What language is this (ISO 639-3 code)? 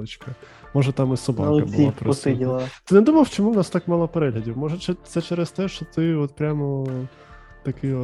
ukr